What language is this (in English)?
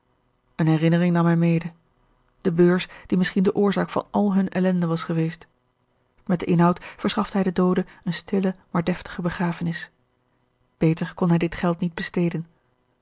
Dutch